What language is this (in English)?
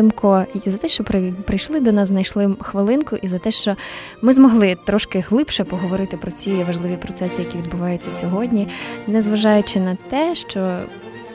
Ukrainian